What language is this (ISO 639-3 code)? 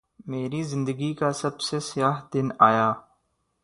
urd